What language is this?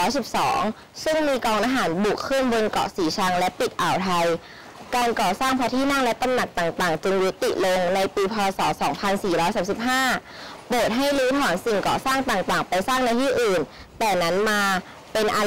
Thai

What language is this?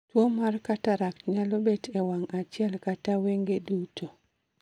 Luo (Kenya and Tanzania)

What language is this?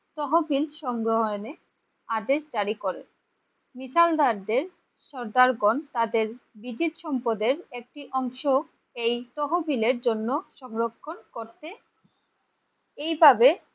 Bangla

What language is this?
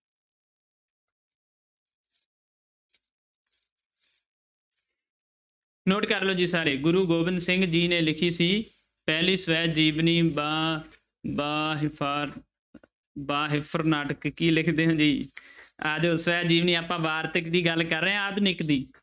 Punjabi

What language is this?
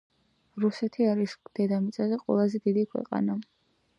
Georgian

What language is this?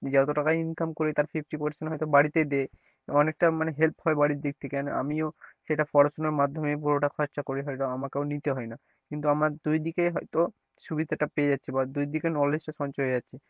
Bangla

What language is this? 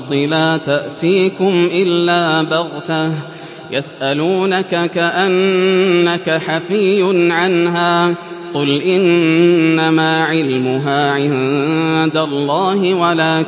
Arabic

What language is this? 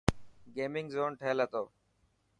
Dhatki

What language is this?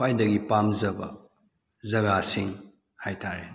Manipuri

